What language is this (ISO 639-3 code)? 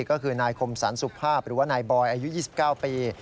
tha